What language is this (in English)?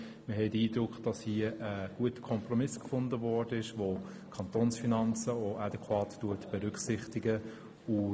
Swiss German